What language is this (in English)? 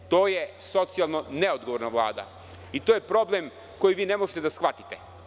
Serbian